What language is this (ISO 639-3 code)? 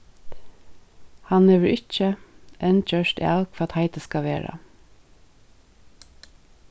fao